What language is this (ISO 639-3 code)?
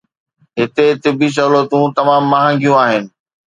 snd